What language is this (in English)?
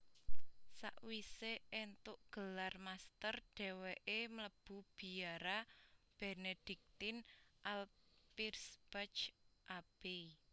Javanese